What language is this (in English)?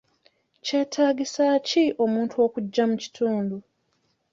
Ganda